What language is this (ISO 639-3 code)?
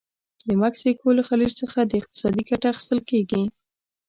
pus